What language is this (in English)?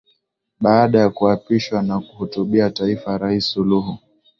Swahili